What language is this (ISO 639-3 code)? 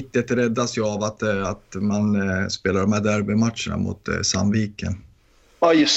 swe